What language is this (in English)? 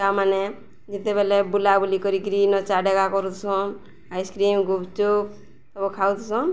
Odia